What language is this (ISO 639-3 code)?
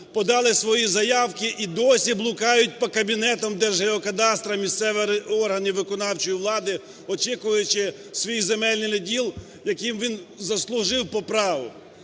ukr